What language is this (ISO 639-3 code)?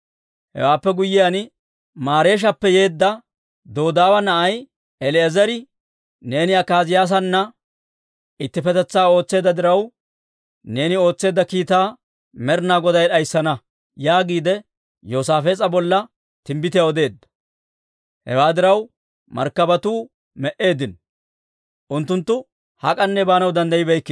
dwr